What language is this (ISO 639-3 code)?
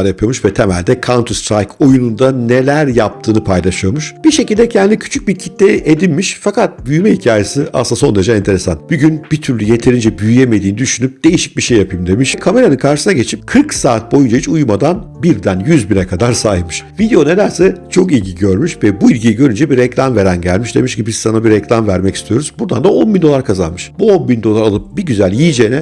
tur